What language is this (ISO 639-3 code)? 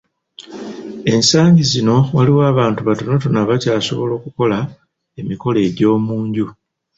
lug